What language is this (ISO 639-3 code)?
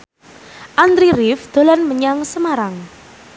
jav